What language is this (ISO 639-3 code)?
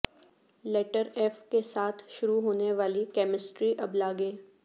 urd